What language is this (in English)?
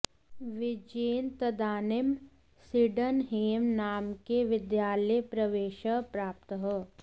Sanskrit